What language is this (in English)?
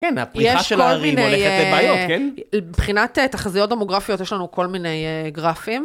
Hebrew